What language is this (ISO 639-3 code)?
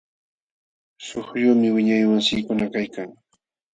qxw